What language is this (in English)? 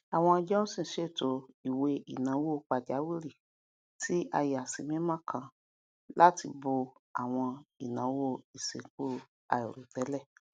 Yoruba